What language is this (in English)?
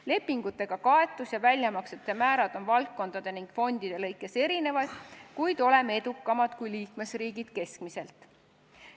Estonian